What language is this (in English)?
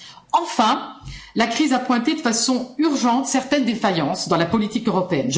French